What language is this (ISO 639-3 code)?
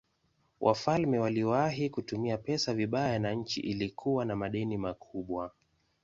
swa